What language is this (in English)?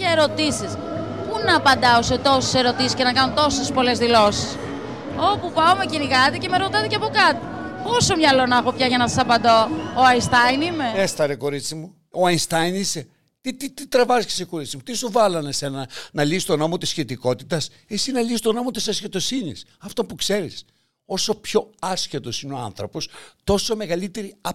Greek